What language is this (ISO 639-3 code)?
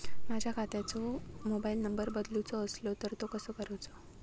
mar